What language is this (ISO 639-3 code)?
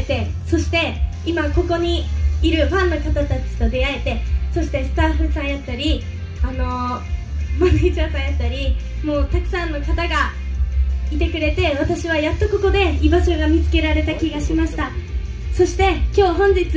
jpn